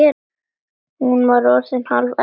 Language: Icelandic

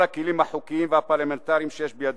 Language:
Hebrew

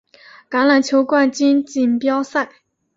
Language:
Chinese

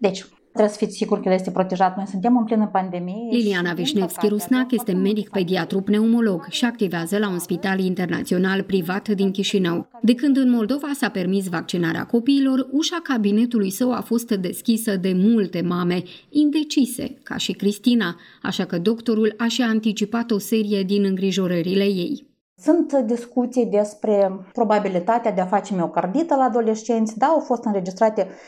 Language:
Romanian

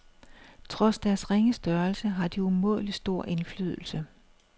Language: Danish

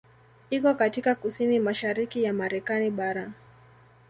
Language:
Swahili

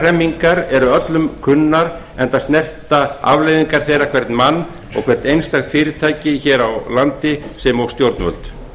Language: Icelandic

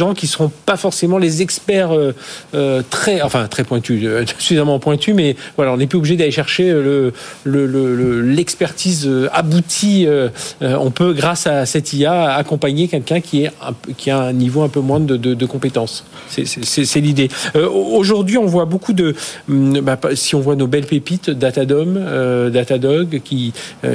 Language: French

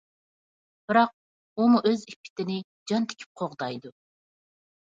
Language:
Uyghur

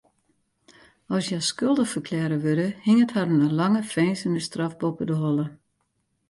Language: Western Frisian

